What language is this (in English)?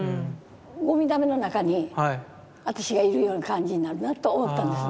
Japanese